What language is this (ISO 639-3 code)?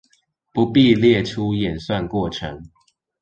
zho